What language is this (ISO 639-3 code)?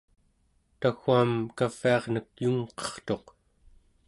esu